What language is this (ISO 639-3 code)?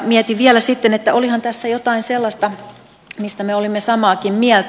fin